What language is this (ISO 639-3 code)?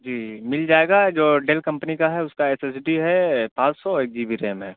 urd